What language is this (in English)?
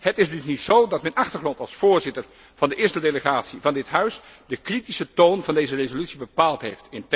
Dutch